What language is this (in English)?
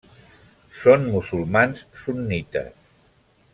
Catalan